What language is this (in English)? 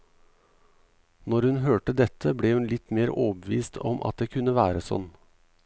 Norwegian